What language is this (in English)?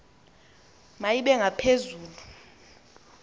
Xhosa